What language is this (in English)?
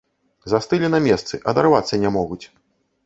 Belarusian